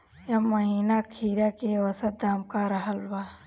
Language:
Bhojpuri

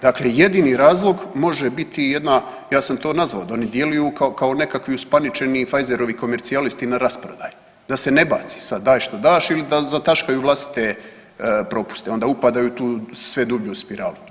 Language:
Croatian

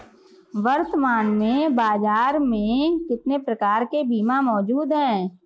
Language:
Hindi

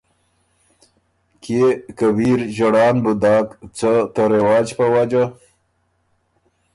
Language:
Ormuri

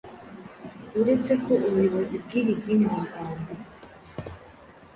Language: Kinyarwanda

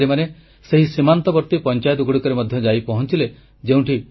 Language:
Odia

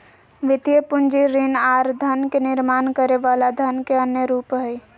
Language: Magahi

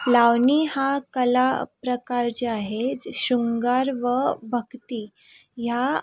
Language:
Marathi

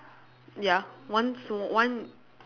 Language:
English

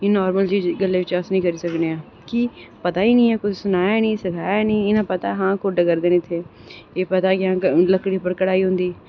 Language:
Dogri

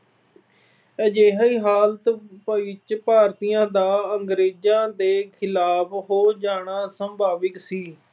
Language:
Punjabi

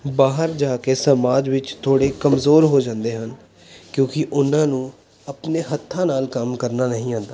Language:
Punjabi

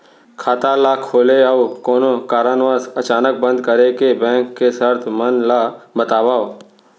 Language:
Chhattisgarhi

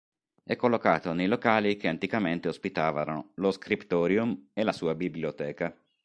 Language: Italian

